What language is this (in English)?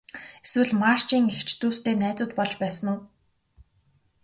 Mongolian